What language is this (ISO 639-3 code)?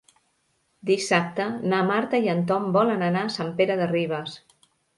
cat